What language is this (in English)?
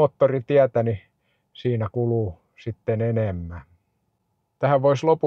Finnish